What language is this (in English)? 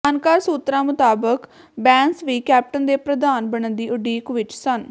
Punjabi